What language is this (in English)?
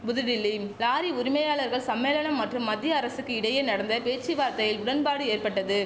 Tamil